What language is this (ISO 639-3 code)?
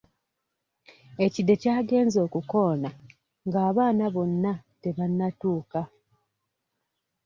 lug